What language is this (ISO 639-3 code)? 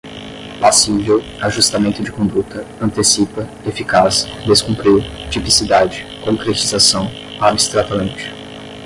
por